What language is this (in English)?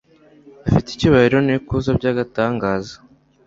Kinyarwanda